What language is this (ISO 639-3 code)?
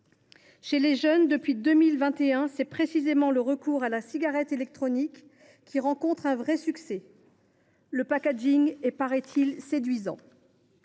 fra